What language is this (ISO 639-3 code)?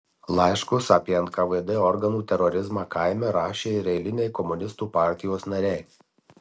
lit